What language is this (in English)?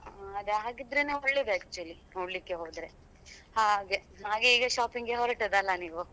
Kannada